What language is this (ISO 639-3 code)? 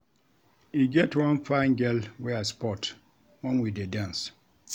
pcm